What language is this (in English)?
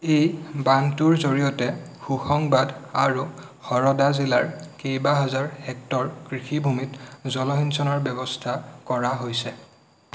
Assamese